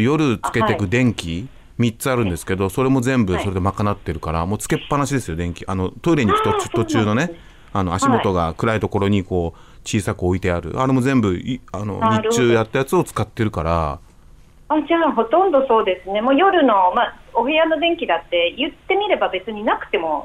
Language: Japanese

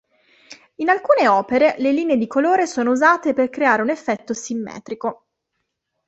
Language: Italian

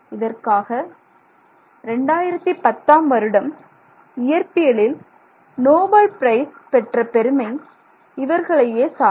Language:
Tamil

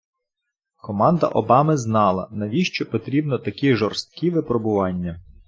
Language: Ukrainian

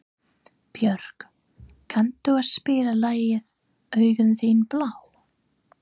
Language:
Icelandic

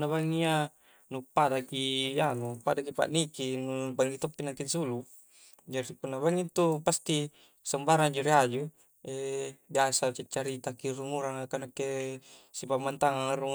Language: Coastal Konjo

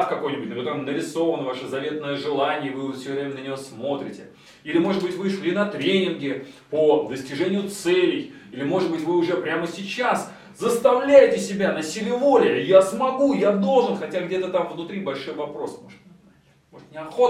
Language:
Russian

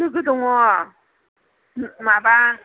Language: Bodo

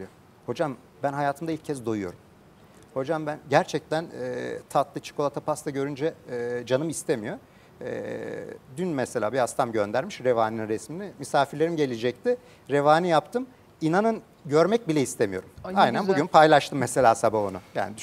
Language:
Turkish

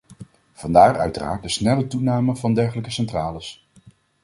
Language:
Dutch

